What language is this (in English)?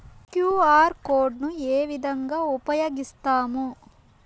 Telugu